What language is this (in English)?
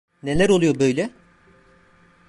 Turkish